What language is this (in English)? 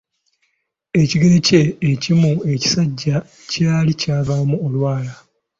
Ganda